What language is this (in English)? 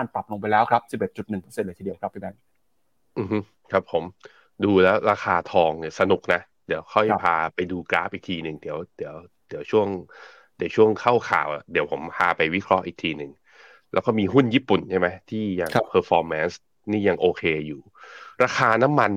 Thai